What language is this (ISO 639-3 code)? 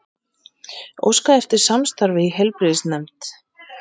isl